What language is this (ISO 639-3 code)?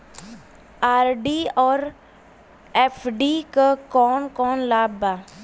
bho